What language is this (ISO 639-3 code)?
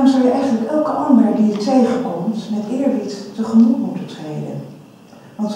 nld